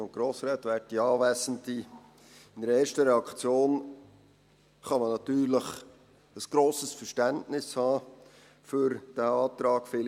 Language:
Swiss German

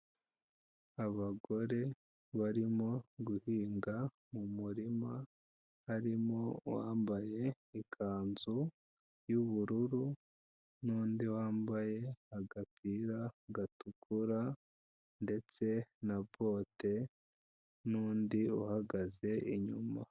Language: Kinyarwanda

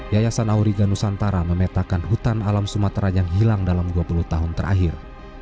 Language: Indonesian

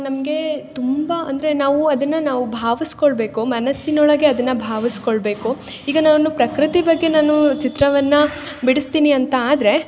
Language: Kannada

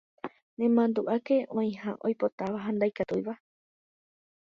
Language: Guarani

